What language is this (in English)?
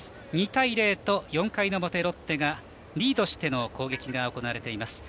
Japanese